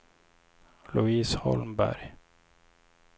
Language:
Swedish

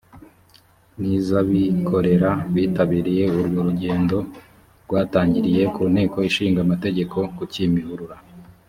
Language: Kinyarwanda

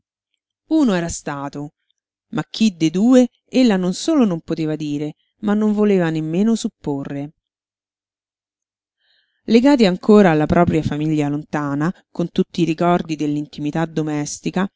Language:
Italian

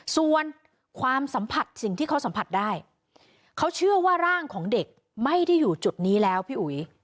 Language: Thai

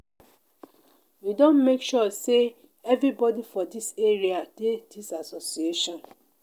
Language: Nigerian Pidgin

